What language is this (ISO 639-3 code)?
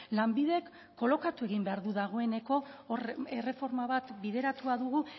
eus